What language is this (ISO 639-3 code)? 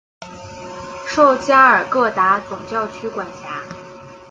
zho